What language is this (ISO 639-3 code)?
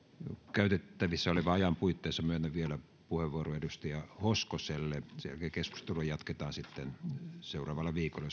fin